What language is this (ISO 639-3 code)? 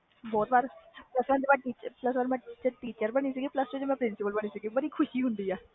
pan